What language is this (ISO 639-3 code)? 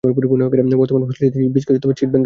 ben